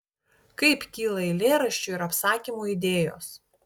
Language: Lithuanian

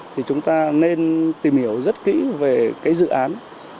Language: Vietnamese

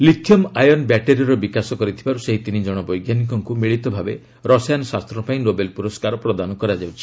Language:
Odia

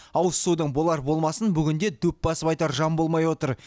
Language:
Kazakh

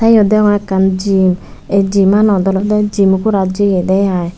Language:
Chakma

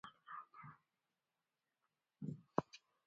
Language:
Persian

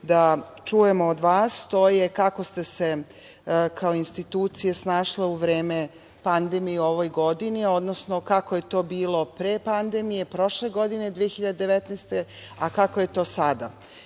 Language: Serbian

